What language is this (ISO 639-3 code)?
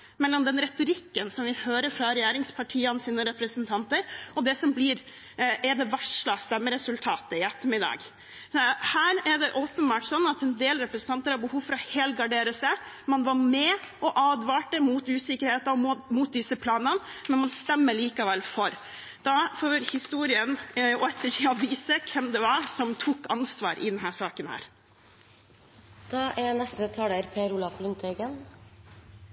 nob